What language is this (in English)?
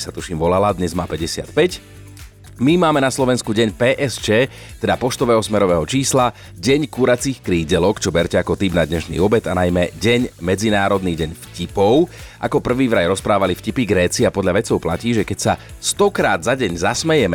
Slovak